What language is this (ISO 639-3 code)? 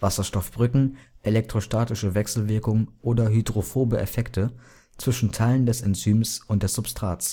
deu